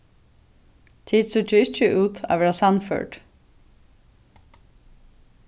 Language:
Faroese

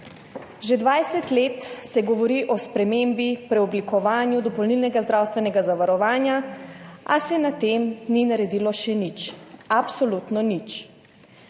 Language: Slovenian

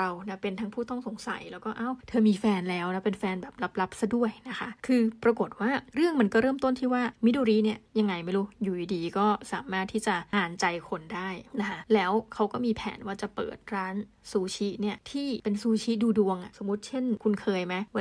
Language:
Thai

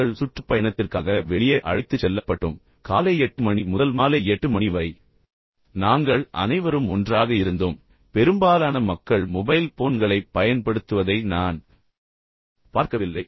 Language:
Tamil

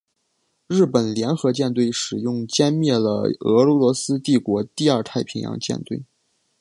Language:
Chinese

